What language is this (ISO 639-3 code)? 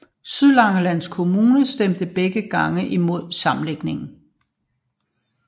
dan